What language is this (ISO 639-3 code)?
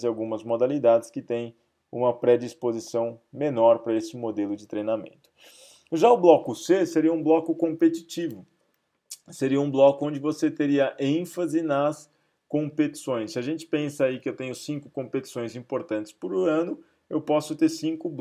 por